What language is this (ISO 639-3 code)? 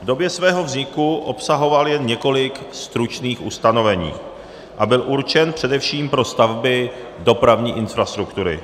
ces